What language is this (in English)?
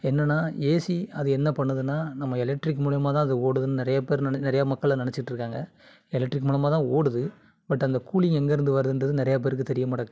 Tamil